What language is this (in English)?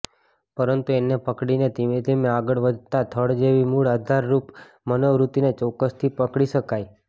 Gujarati